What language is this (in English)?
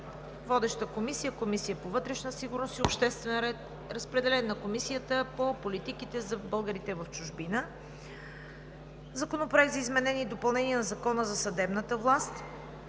Bulgarian